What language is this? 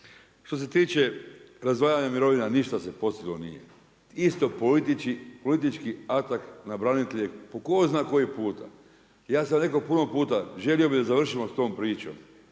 Croatian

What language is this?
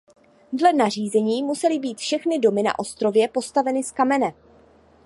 Czech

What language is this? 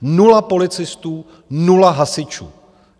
Czech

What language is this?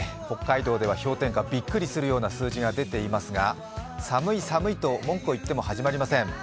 Japanese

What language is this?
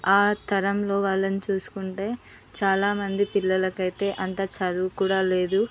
Telugu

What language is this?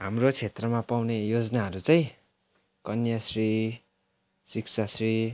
Nepali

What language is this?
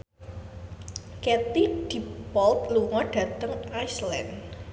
Javanese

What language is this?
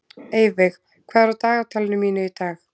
Icelandic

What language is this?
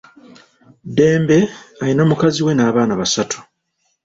Ganda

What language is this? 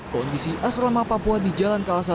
Indonesian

